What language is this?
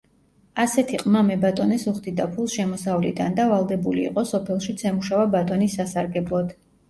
Georgian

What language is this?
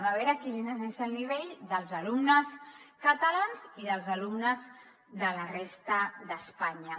Catalan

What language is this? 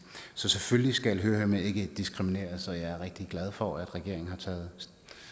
Danish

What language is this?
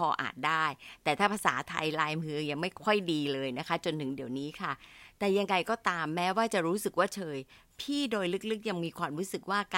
Thai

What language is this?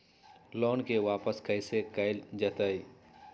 Magahi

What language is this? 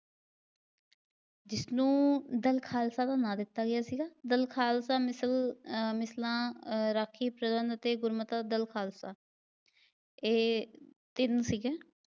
Punjabi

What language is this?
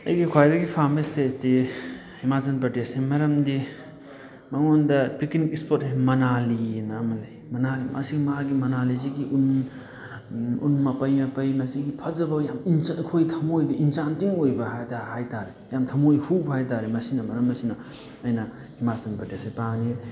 Manipuri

